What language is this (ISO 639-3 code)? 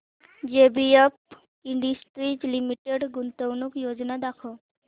mar